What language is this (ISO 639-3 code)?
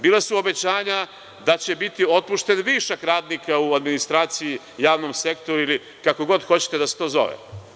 srp